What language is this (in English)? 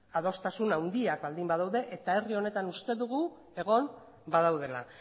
Basque